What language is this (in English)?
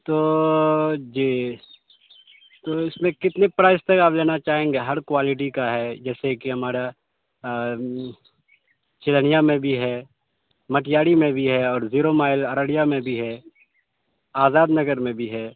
Urdu